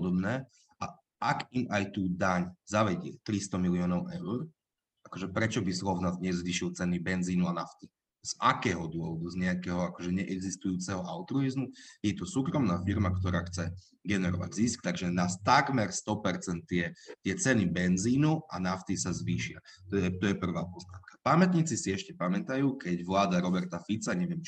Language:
Slovak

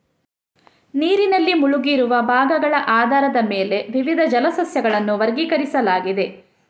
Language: Kannada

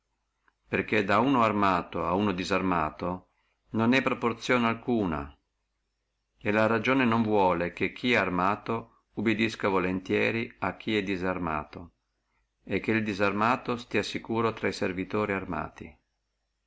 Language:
Italian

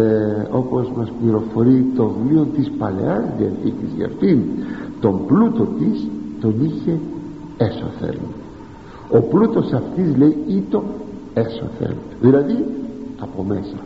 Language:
Greek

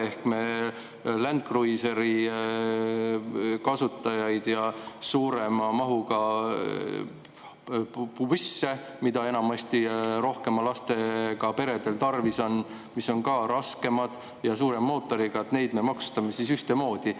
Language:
Estonian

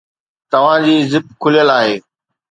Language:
Sindhi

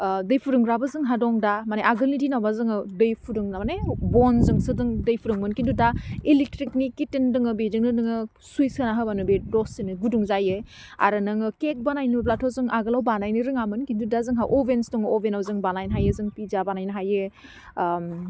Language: Bodo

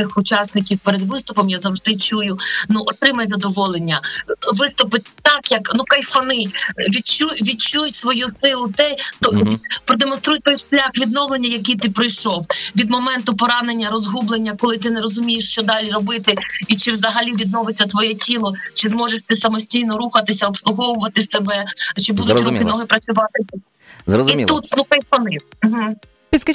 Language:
Ukrainian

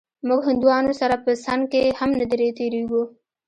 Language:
Pashto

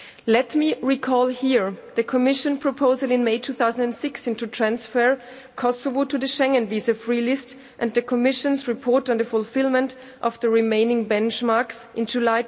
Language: English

